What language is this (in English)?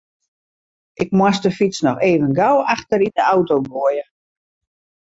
Western Frisian